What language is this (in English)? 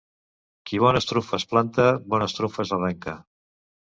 Catalan